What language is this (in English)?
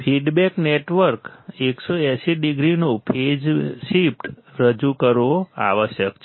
Gujarati